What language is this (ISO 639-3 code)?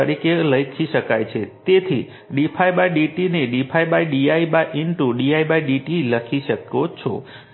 guj